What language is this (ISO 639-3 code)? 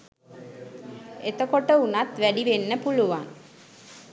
sin